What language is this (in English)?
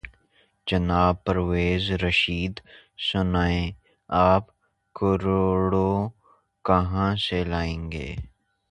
Urdu